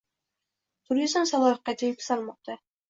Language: Uzbek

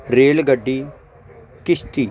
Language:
Punjabi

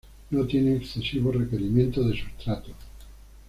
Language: Spanish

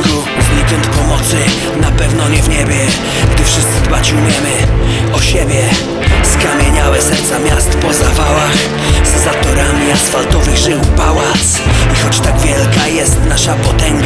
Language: Polish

